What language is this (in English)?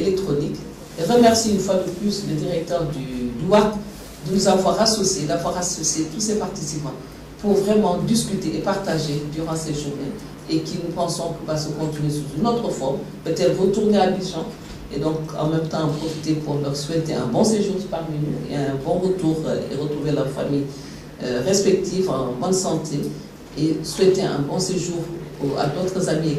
French